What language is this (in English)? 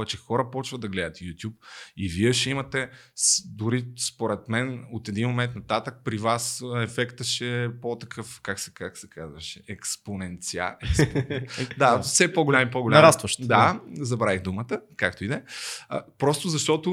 Bulgarian